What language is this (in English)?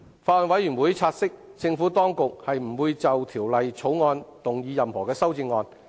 Cantonese